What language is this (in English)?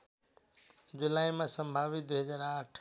Nepali